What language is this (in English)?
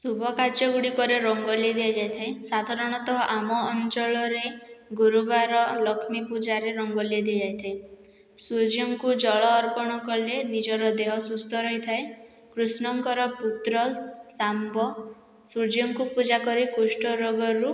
Odia